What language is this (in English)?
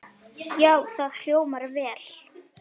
Icelandic